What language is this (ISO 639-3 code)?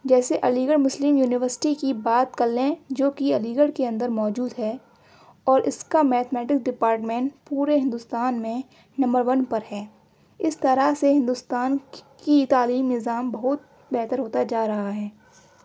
urd